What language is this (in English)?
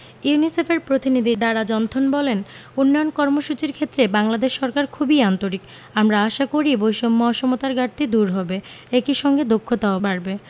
Bangla